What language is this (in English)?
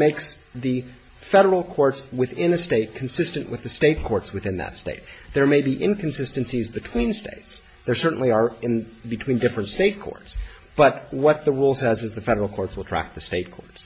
English